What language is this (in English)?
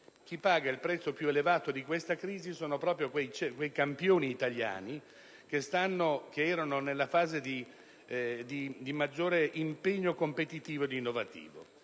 Italian